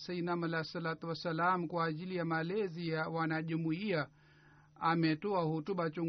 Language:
Swahili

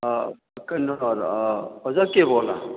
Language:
Manipuri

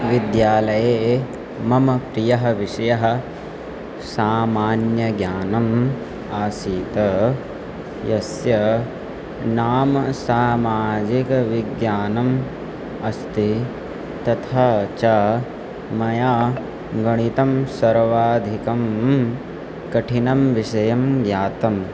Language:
Sanskrit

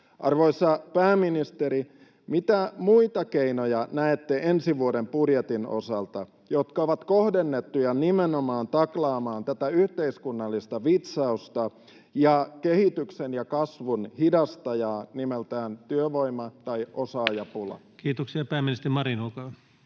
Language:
Finnish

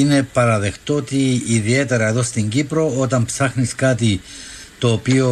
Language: Greek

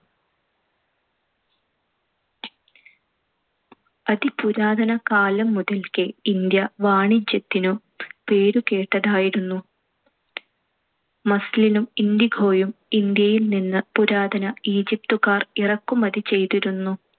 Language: Malayalam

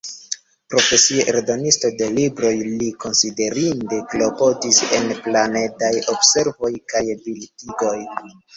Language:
Esperanto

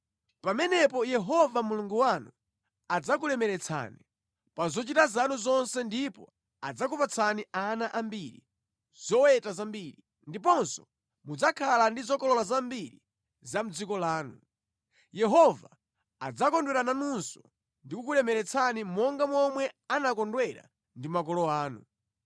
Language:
Nyanja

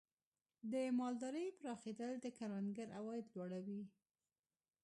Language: Pashto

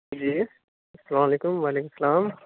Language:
Urdu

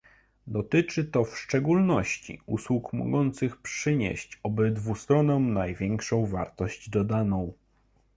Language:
Polish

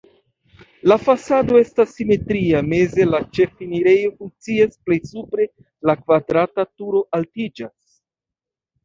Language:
Esperanto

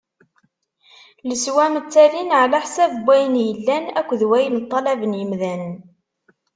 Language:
Kabyle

